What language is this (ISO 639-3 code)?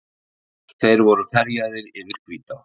isl